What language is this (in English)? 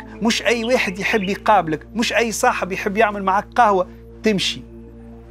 Arabic